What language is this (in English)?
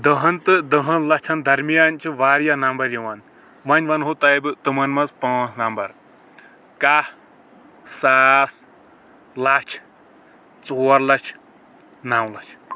Kashmiri